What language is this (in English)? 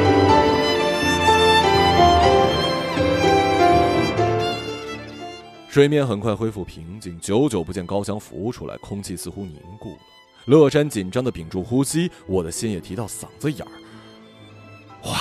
Chinese